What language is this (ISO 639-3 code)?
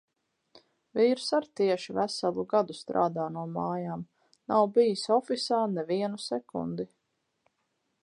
lav